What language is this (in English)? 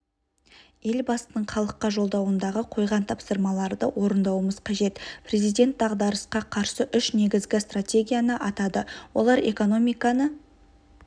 Kazakh